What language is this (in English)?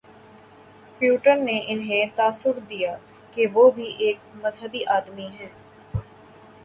Urdu